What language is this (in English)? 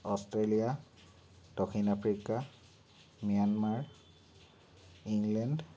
Assamese